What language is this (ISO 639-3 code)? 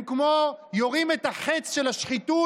heb